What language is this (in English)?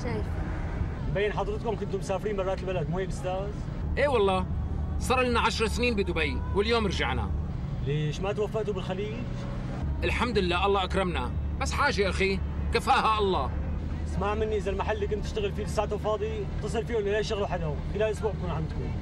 Arabic